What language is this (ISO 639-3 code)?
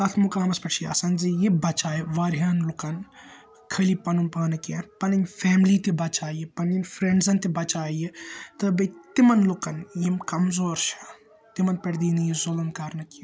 kas